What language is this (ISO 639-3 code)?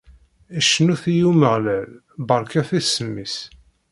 kab